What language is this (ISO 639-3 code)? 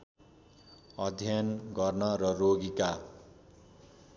nep